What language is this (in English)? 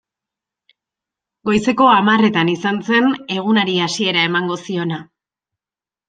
Basque